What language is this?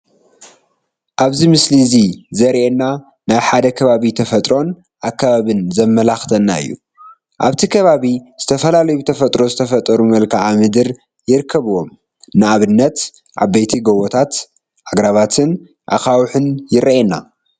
Tigrinya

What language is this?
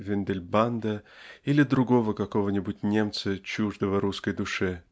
Russian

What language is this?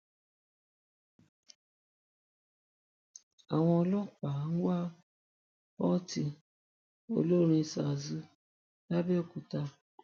Yoruba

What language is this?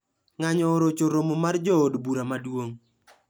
Luo (Kenya and Tanzania)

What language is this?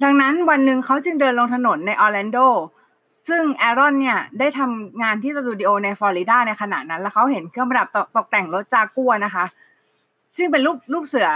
Thai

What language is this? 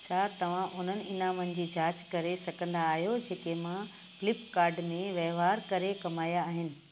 Sindhi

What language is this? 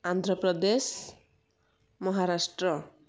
Odia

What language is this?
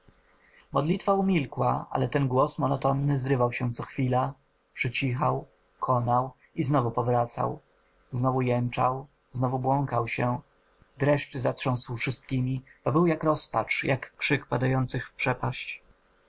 Polish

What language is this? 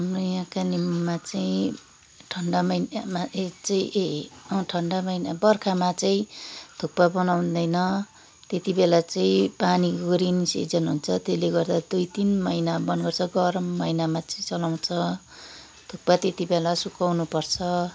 Nepali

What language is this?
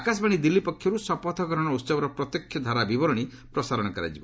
Odia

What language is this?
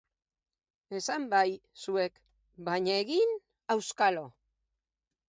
Basque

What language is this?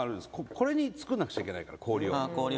Japanese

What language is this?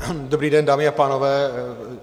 Czech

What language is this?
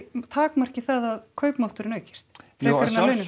Icelandic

